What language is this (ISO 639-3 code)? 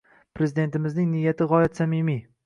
uzb